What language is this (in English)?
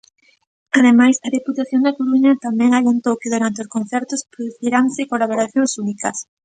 Galician